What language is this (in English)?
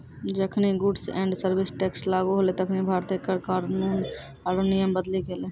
Maithili